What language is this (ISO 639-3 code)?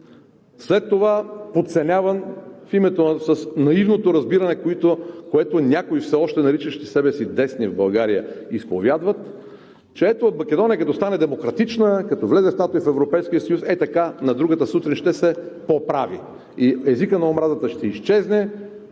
bul